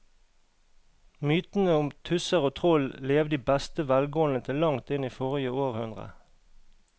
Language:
Norwegian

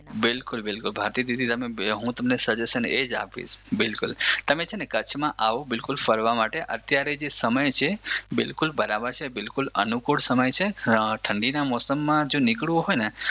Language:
Gujarati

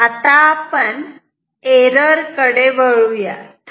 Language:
Marathi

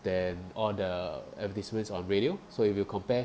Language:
English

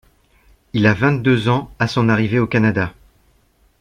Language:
French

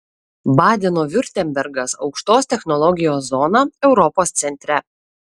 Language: Lithuanian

